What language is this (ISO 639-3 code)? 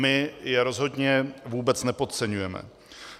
ces